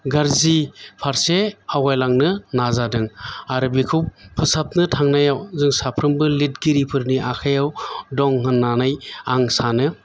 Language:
Bodo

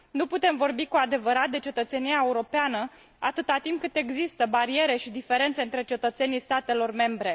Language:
Romanian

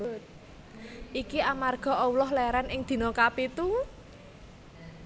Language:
Javanese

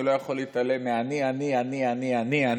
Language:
Hebrew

